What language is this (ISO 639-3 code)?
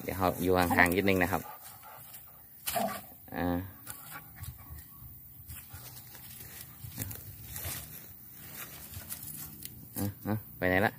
tha